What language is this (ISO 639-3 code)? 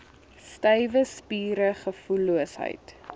afr